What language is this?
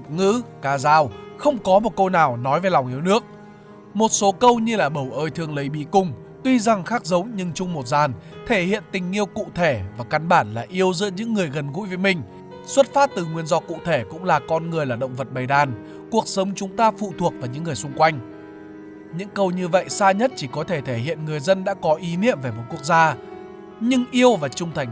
Vietnamese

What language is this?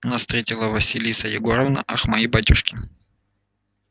Russian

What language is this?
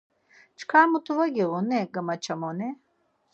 Laz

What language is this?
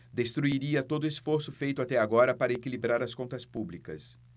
Portuguese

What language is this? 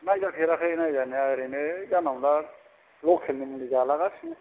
Bodo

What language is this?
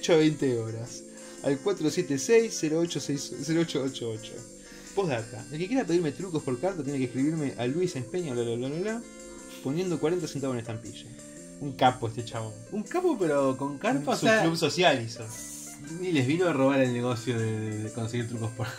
Spanish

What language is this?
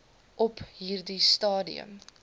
Afrikaans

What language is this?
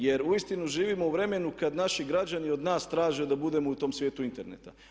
Croatian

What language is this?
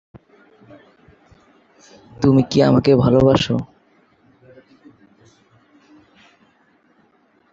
Bangla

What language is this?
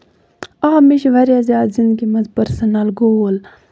Kashmiri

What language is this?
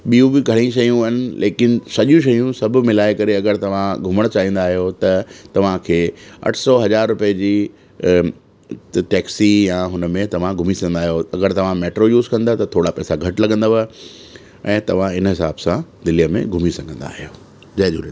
Sindhi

